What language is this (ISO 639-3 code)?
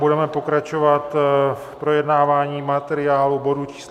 ces